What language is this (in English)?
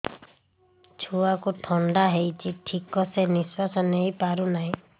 Odia